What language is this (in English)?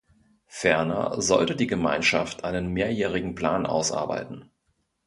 German